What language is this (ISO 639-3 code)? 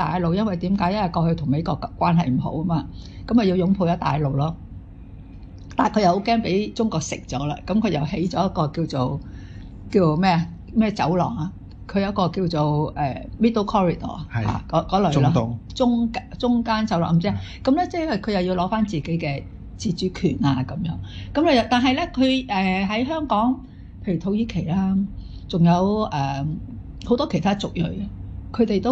zho